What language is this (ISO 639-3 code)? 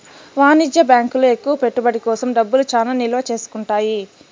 tel